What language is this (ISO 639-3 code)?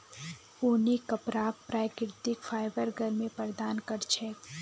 mag